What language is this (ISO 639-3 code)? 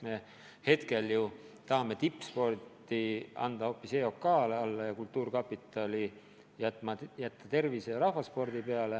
est